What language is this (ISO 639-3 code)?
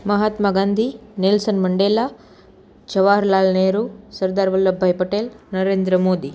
guj